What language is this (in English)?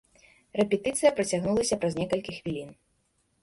Belarusian